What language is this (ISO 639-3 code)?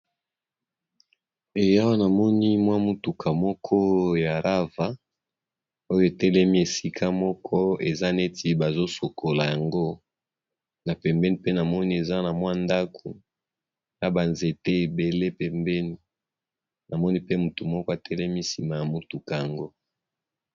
lin